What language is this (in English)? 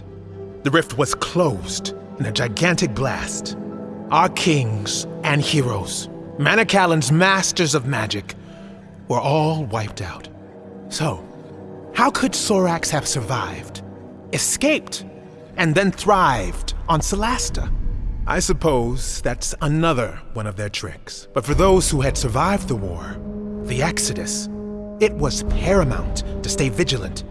English